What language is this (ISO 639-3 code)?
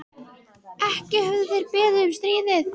isl